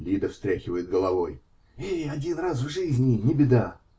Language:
Russian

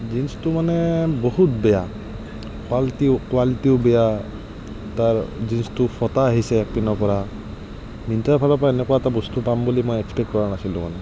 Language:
Assamese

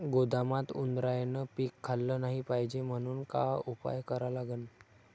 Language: Marathi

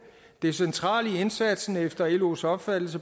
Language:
Danish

